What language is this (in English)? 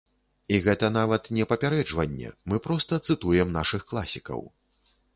Belarusian